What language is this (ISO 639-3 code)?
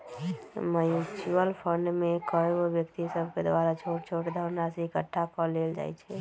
mag